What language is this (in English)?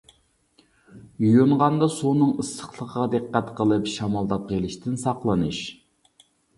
Uyghur